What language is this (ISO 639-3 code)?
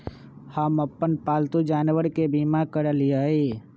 mag